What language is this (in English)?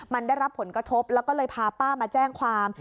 Thai